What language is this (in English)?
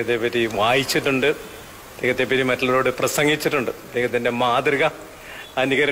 Hindi